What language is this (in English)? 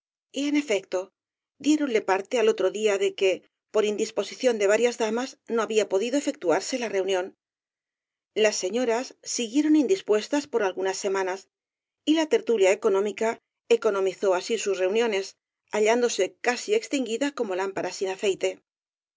Spanish